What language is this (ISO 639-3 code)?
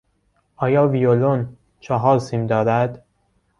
fas